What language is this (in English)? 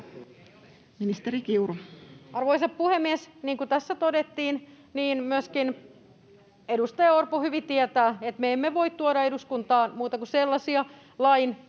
Finnish